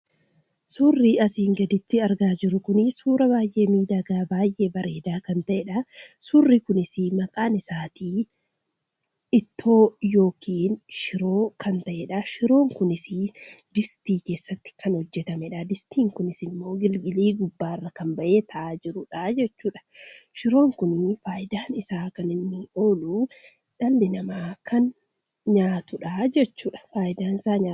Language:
Oromo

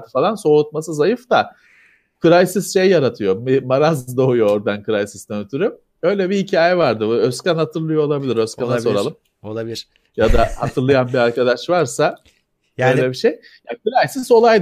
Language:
Turkish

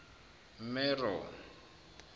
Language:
Zulu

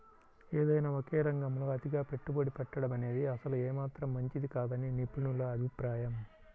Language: Telugu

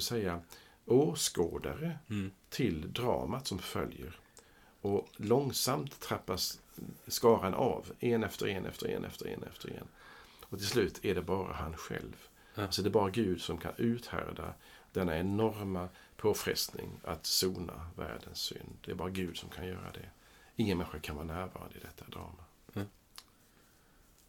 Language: Swedish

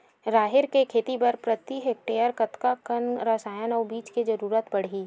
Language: Chhattisgarhi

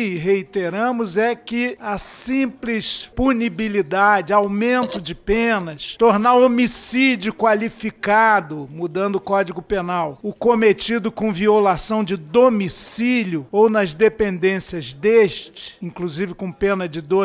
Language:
Portuguese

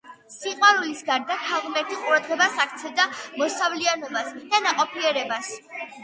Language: Georgian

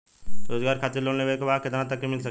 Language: Bhojpuri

